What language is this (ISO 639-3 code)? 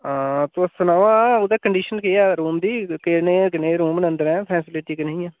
doi